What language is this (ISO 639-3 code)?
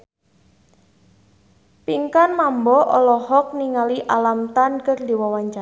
sun